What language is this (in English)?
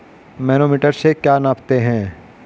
Hindi